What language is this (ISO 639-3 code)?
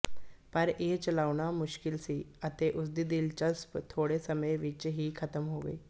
pan